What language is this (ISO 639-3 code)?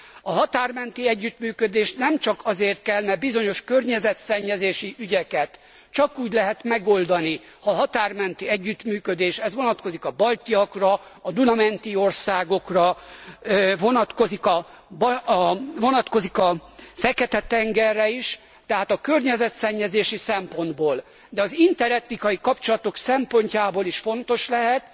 hun